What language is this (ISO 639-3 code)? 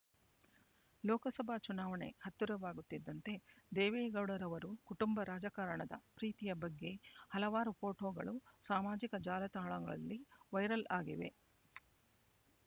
kan